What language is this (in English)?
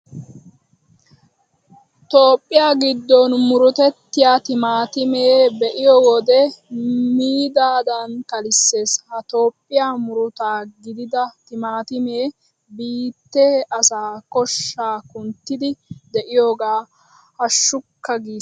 Wolaytta